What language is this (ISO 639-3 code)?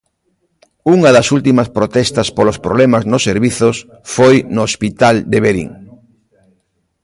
glg